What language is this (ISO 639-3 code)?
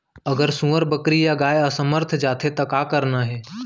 hne